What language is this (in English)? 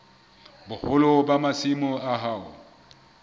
Southern Sotho